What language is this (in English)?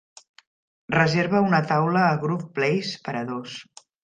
Catalan